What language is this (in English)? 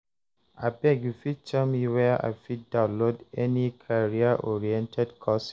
Nigerian Pidgin